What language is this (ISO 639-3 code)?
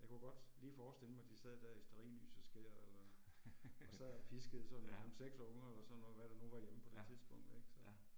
dan